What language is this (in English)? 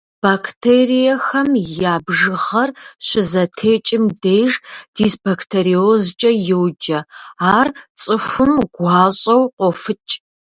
Kabardian